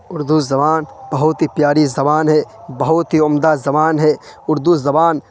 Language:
Urdu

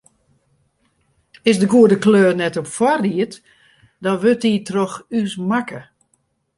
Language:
Western Frisian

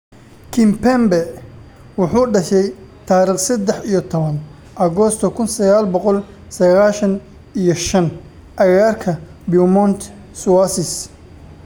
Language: Somali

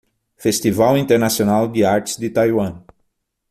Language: Portuguese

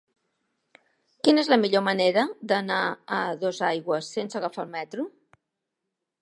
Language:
Catalan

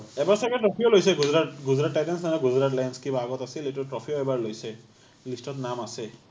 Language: Assamese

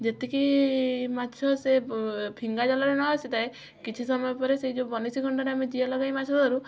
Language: Odia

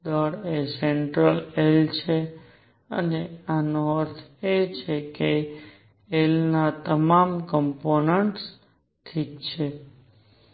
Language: Gujarati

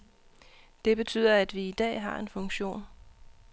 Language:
Danish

